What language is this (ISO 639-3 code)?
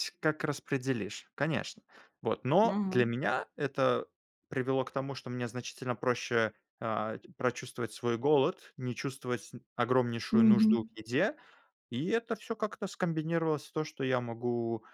rus